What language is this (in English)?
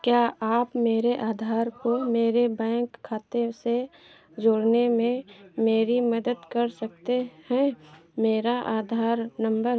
Hindi